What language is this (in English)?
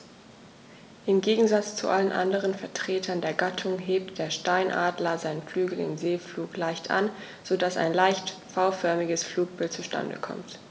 German